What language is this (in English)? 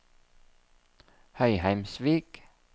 Norwegian